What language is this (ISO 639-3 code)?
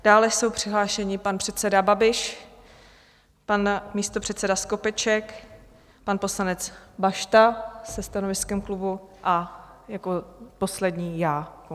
ces